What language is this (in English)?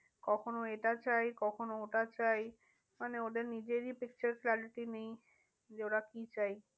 Bangla